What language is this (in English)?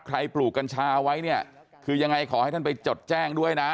Thai